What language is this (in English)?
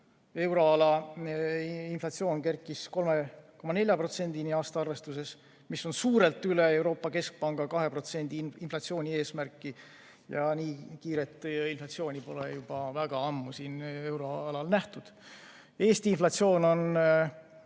Estonian